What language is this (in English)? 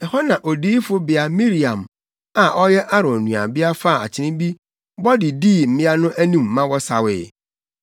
Akan